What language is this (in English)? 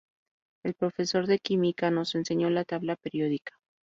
Spanish